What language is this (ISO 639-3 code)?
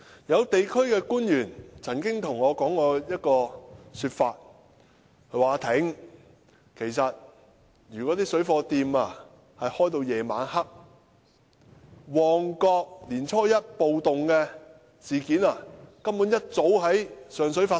yue